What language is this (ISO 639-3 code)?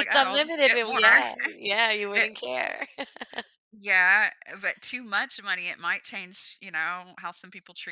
eng